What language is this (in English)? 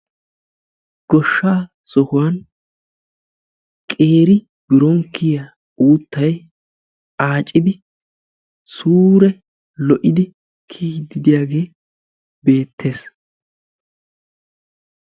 Wolaytta